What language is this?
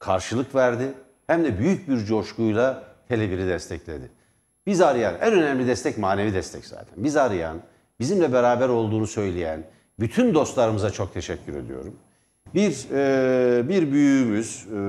Turkish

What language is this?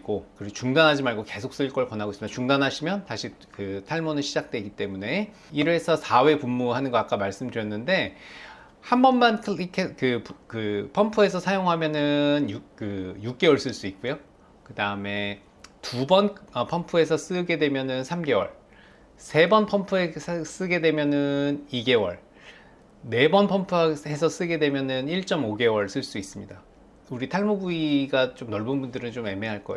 Korean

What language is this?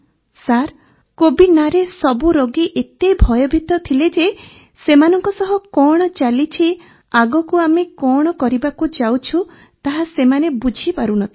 Odia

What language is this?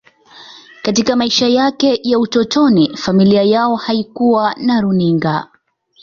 Swahili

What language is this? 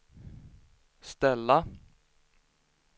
Swedish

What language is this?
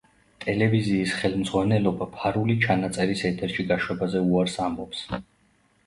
Georgian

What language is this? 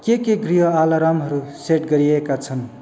Nepali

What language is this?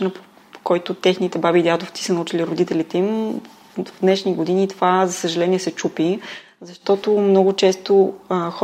Bulgarian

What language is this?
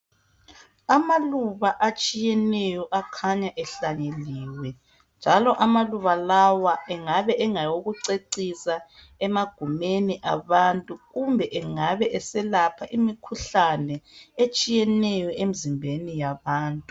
North Ndebele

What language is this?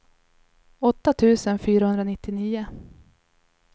Swedish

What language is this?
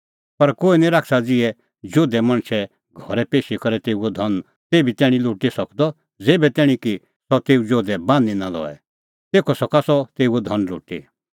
Kullu Pahari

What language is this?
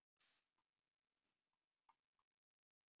Icelandic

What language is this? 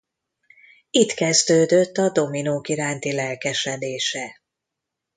Hungarian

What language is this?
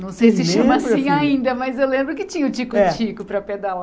Portuguese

